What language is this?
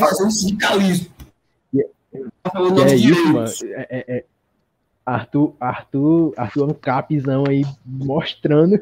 Portuguese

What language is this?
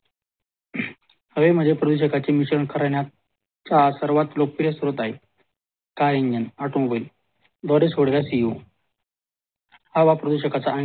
Marathi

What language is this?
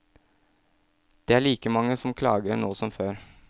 Norwegian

